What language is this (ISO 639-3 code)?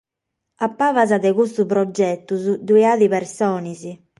srd